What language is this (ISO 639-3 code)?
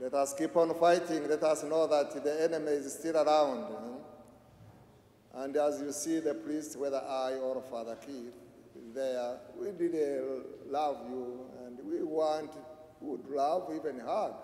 eng